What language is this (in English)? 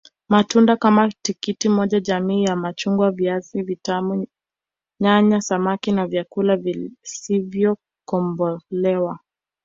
Swahili